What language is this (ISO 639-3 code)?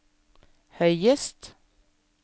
nor